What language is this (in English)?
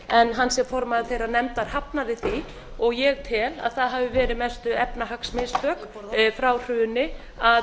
Icelandic